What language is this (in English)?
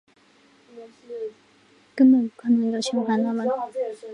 Chinese